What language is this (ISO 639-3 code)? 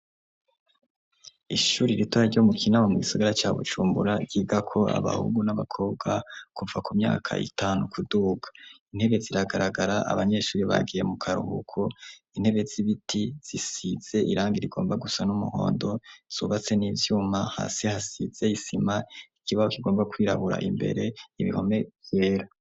run